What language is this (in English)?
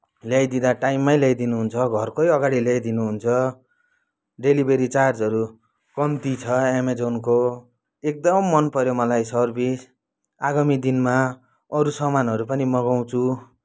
Nepali